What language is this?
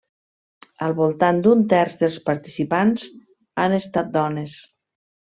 Catalan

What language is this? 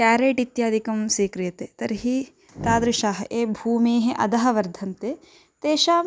Sanskrit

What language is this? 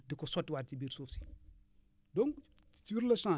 Wolof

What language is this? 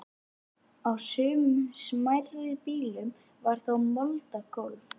Icelandic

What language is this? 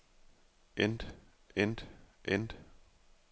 Danish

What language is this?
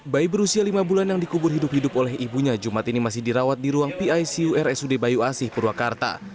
Indonesian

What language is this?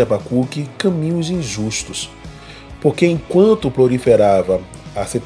Portuguese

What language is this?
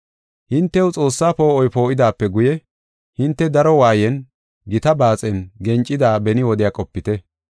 Gofa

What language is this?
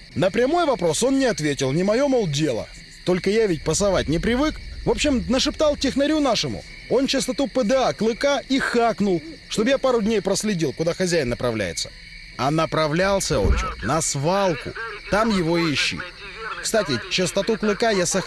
Russian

